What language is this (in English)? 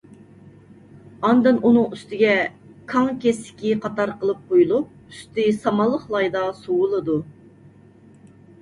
Uyghur